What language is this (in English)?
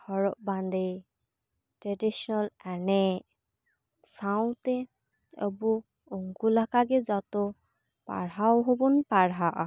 Santali